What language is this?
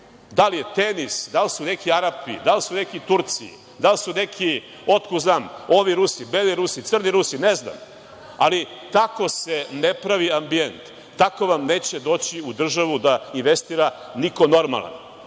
Serbian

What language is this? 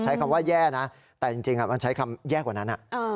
Thai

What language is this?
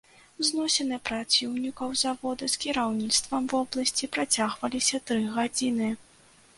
Belarusian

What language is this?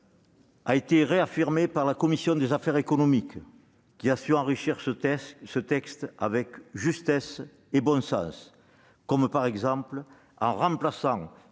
French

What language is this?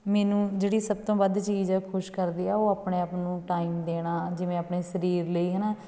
Punjabi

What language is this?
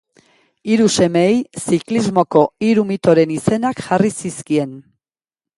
Basque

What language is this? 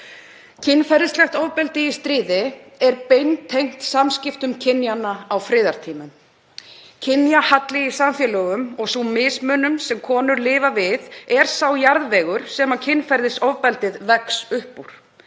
Icelandic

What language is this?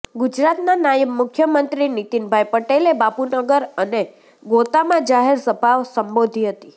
Gujarati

